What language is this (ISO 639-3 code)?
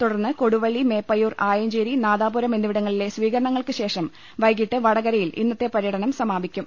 mal